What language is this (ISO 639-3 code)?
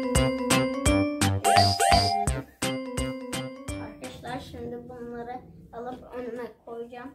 tur